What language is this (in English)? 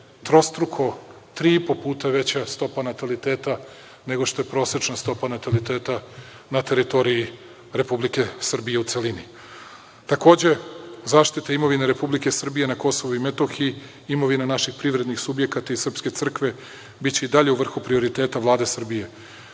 Serbian